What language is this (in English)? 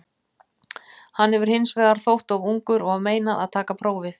Icelandic